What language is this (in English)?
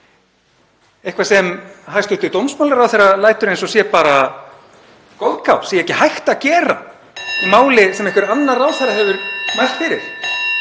Icelandic